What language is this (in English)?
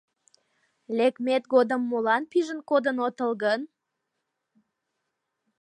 Mari